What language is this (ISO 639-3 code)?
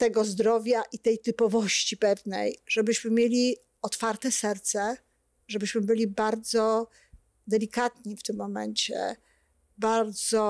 pol